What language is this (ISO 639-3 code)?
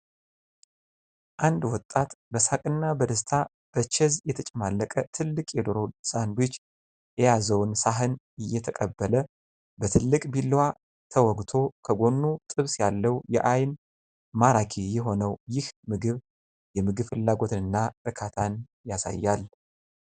amh